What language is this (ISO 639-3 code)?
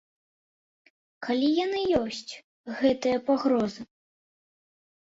bel